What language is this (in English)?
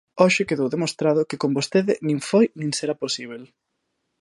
Galician